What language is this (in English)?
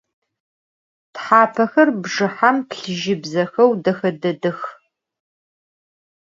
Adyghe